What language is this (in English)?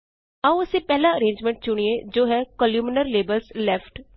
Punjabi